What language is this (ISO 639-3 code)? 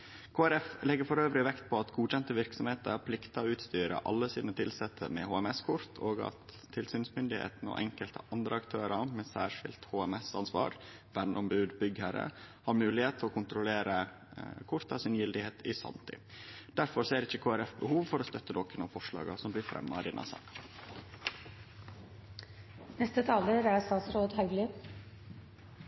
nno